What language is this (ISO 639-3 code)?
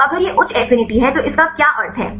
hin